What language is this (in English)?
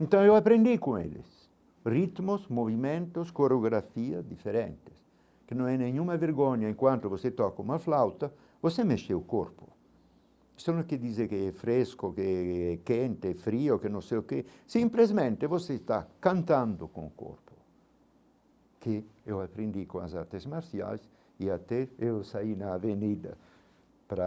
Portuguese